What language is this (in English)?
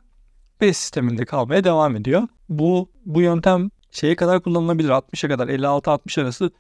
Turkish